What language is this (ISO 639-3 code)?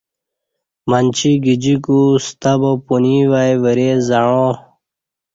bsh